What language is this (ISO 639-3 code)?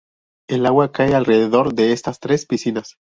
spa